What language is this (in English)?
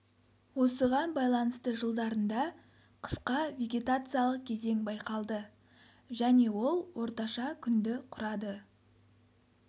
Kazakh